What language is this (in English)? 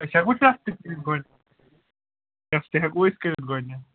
Kashmiri